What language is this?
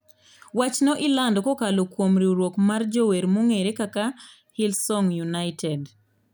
Luo (Kenya and Tanzania)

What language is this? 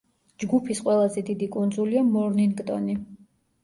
Georgian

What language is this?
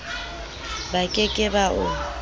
Southern Sotho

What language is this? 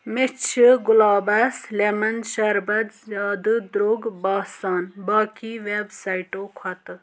Kashmiri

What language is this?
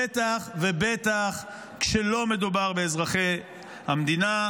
Hebrew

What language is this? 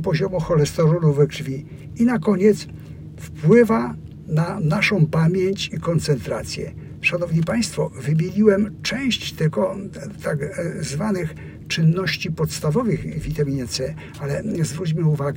Polish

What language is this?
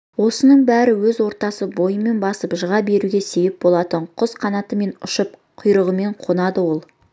Kazakh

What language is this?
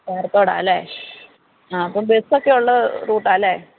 Malayalam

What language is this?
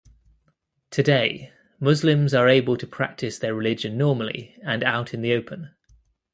English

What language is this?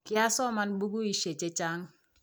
Kalenjin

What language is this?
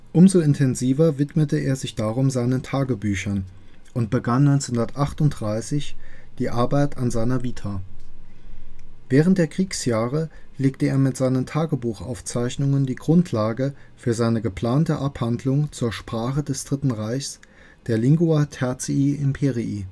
German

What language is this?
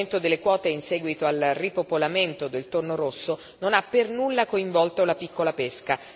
Italian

